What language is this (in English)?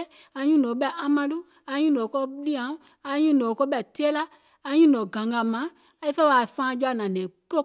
Gola